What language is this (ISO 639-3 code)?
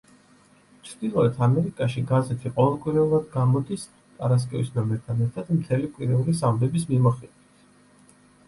kat